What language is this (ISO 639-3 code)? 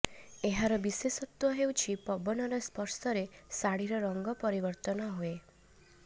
ori